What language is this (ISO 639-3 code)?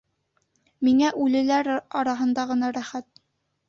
bak